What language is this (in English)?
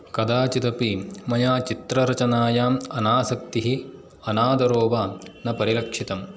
Sanskrit